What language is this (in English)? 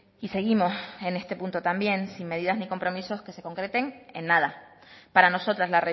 Spanish